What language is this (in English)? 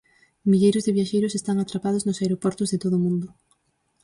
Galician